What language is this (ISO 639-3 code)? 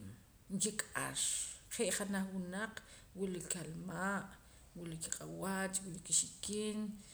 poc